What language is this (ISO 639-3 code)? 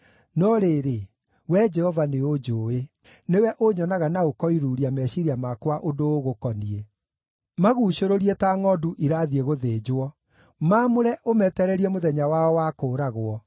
kik